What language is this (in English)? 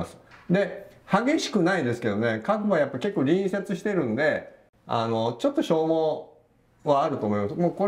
Japanese